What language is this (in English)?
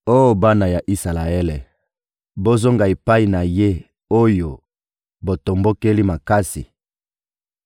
Lingala